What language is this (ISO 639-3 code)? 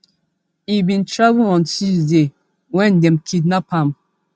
pcm